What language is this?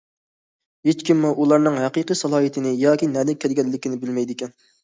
Uyghur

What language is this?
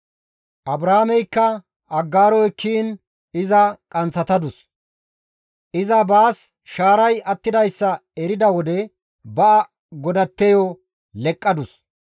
Gamo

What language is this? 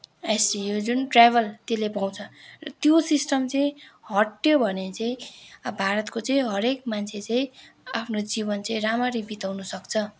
Nepali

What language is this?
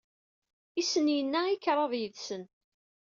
Kabyle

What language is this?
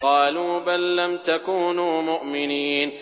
Arabic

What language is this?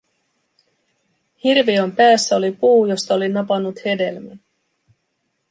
Finnish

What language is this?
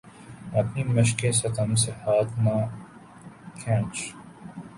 Urdu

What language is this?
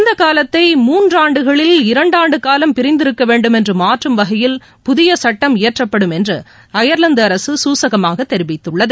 Tamil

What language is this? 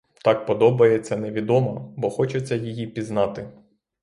Ukrainian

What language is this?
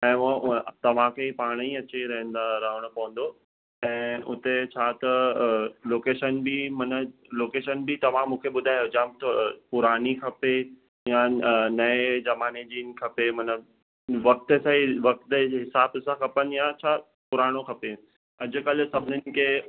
Sindhi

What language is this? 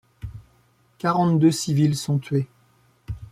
French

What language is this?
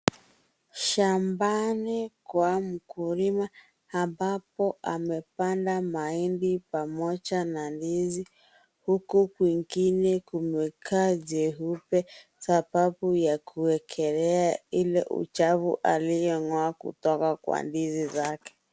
Swahili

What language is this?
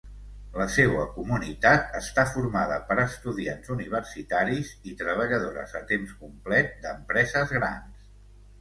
Catalan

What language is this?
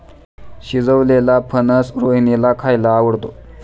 Marathi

